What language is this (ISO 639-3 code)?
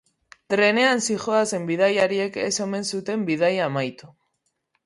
eus